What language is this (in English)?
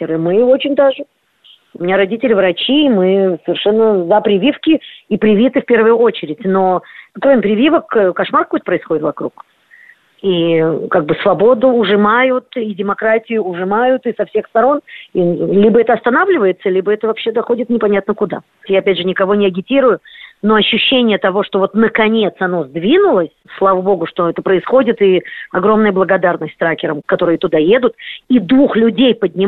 Russian